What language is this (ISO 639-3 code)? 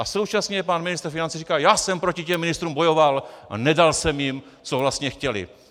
ces